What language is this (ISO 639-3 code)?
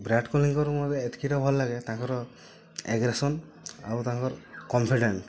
ori